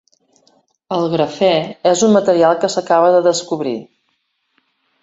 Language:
Catalan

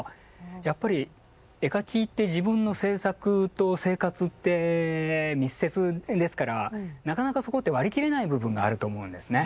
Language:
Japanese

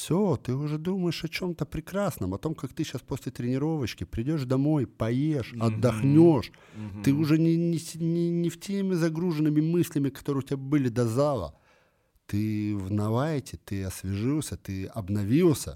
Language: Russian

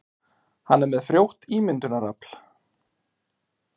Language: Icelandic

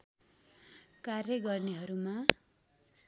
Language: Nepali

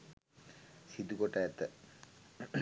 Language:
Sinhala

